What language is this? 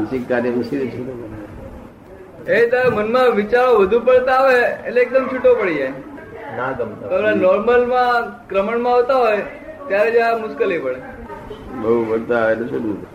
Gujarati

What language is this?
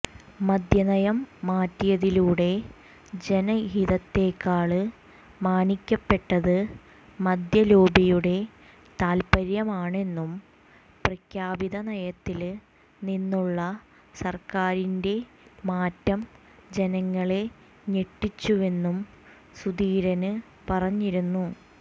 Malayalam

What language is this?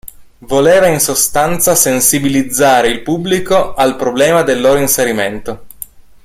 Italian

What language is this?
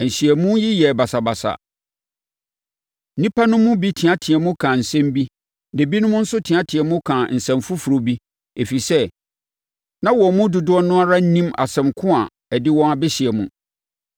Akan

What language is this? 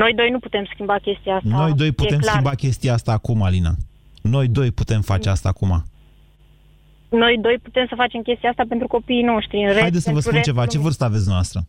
Romanian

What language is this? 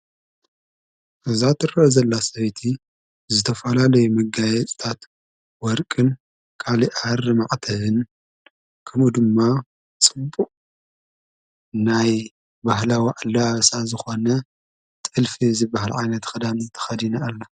Tigrinya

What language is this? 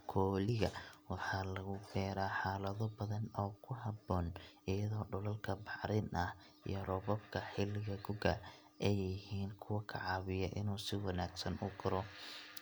Somali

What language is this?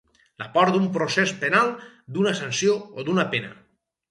Catalan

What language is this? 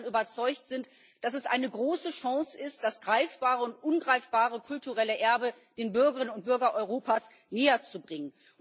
German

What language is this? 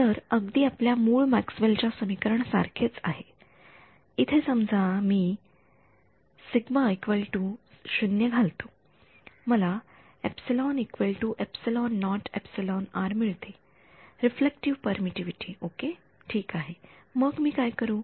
Marathi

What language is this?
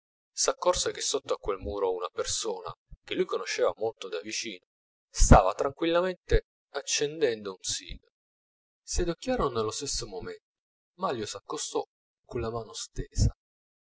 Italian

